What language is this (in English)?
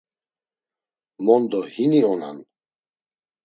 Laz